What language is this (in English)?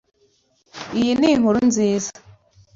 Kinyarwanda